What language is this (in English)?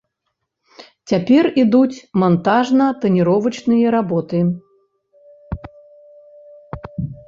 Belarusian